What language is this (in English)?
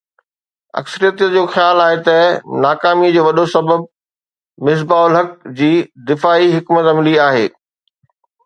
Sindhi